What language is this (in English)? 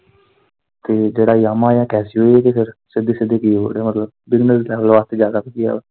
Punjabi